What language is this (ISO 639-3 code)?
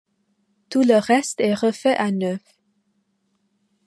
fra